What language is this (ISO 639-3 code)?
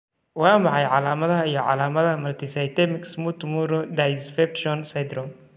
som